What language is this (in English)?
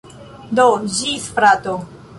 Esperanto